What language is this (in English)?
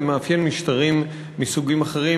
Hebrew